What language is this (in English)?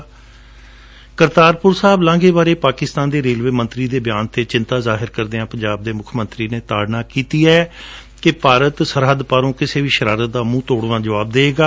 Punjabi